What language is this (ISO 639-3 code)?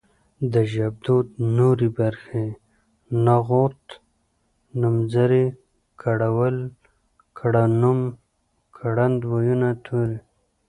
pus